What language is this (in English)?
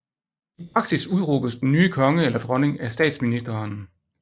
Danish